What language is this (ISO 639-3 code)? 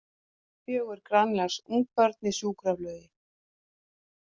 isl